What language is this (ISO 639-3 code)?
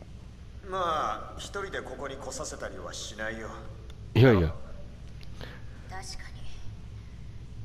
jpn